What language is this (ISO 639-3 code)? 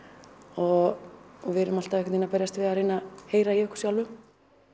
isl